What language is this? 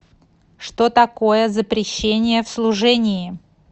Russian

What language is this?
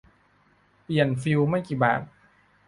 Thai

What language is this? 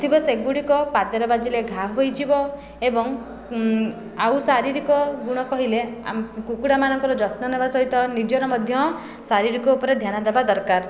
Odia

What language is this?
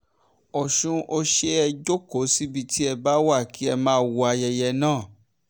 Yoruba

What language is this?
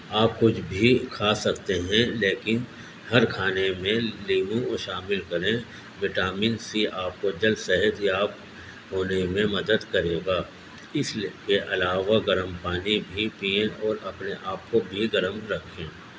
Urdu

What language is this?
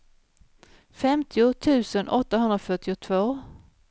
Swedish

